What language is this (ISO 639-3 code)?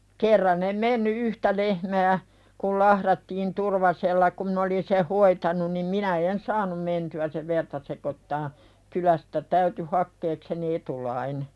fin